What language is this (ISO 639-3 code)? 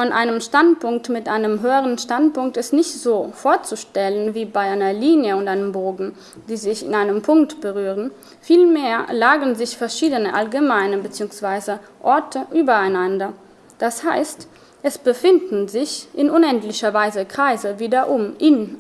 deu